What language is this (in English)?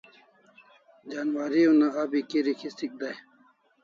Kalasha